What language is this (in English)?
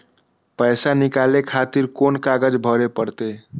Maithili